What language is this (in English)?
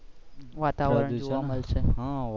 Gujarati